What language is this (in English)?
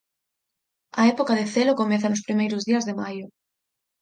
Galician